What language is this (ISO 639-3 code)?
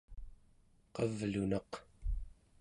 esu